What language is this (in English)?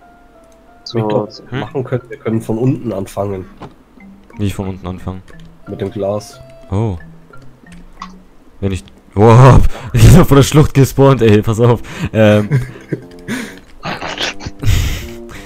German